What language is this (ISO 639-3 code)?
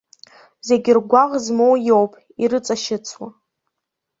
abk